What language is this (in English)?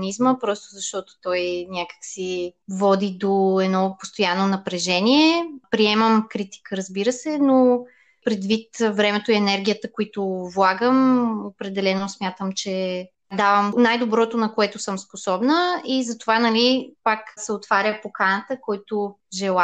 Bulgarian